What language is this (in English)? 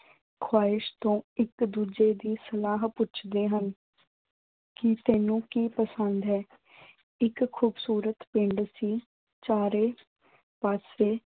Punjabi